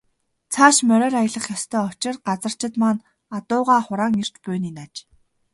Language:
Mongolian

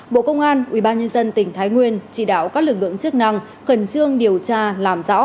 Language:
Vietnamese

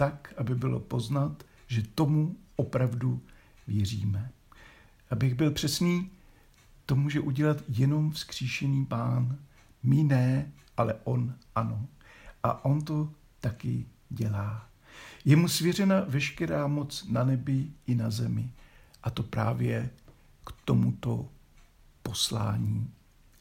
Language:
Czech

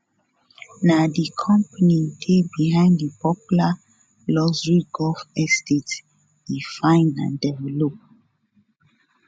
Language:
Nigerian Pidgin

